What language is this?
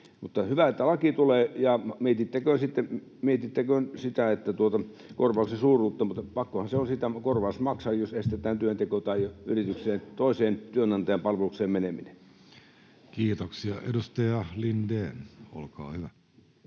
Finnish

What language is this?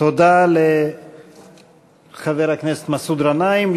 Hebrew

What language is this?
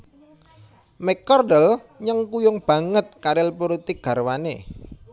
Javanese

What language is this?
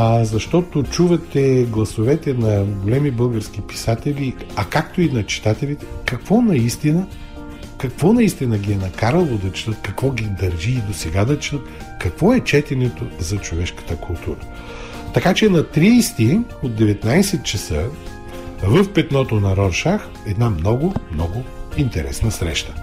Bulgarian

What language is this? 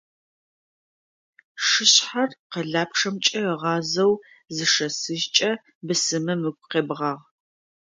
Adyghe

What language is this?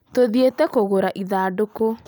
Kikuyu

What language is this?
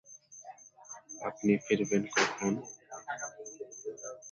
Bangla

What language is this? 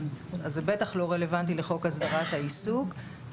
Hebrew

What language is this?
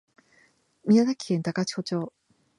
Japanese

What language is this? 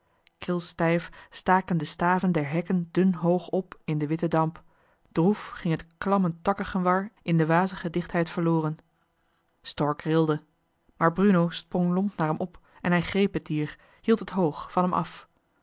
Dutch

